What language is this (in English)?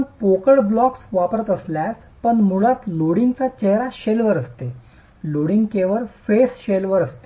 Marathi